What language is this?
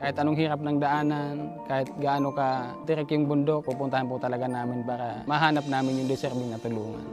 Filipino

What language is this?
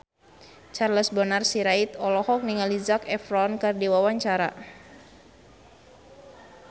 Sundanese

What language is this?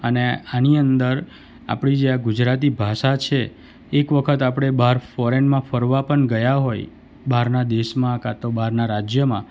Gujarati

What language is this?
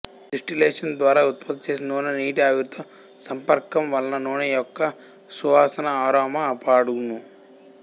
Telugu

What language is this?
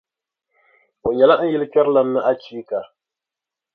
Dagbani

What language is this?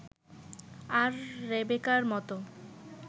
Bangla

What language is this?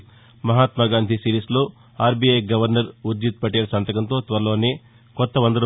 Telugu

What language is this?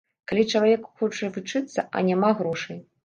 Belarusian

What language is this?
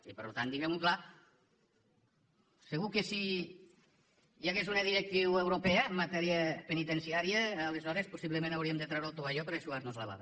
Catalan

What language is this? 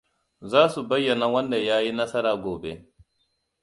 Hausa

